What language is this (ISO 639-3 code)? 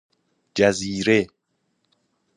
fas